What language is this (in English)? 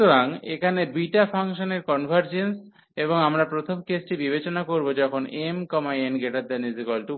Bangla